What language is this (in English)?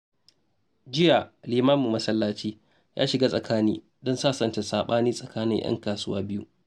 Hausa